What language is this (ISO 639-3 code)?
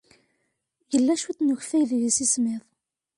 kab